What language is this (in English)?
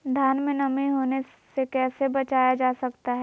Magahi